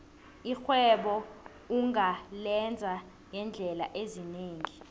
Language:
South Ndebele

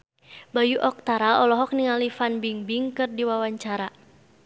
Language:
Sundanese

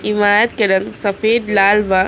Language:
Bhojpuri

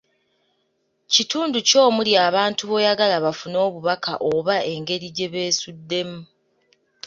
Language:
Ganda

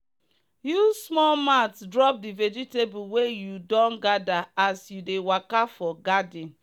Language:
Nigerian Pidgin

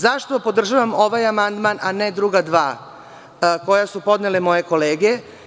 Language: Serbian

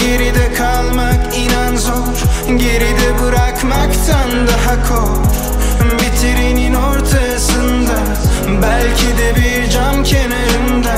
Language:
Turkish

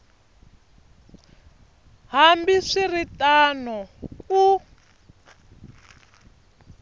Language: Tsonga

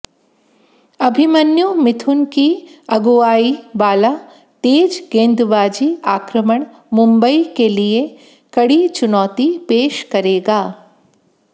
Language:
Hindi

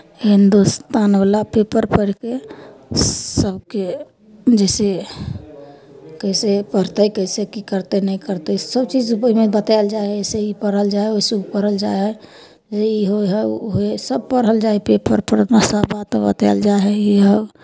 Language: Maithili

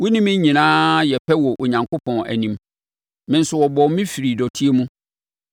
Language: Akan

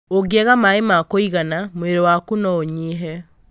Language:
Kikuyu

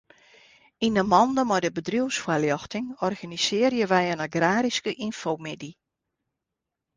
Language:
Western Frisian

